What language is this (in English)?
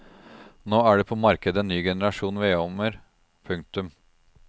Norwegian